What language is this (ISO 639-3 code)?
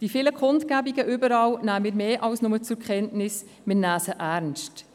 gsw